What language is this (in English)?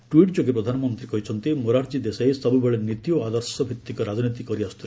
Odia